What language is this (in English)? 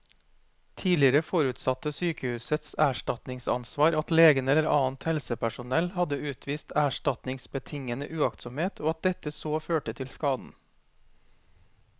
Norwegian